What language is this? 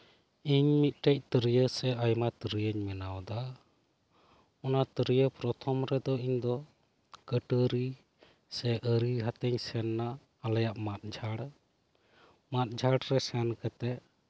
Santali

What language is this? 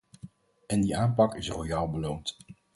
Dutch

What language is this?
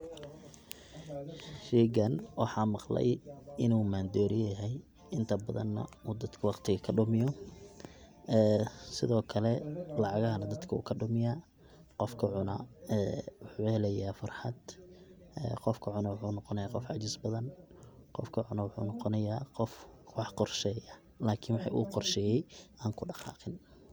Somali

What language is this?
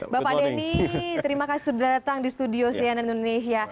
Indonesian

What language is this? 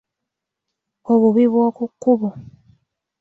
Ganda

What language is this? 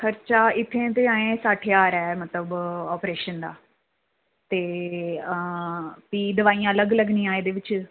Dogri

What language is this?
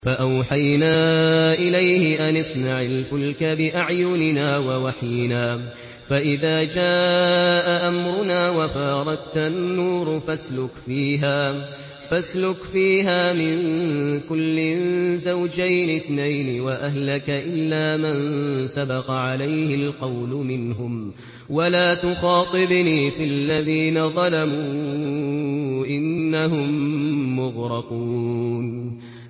Arabic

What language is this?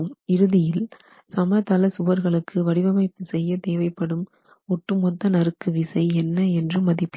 Tamil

